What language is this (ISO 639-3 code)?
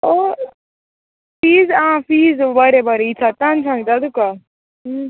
kok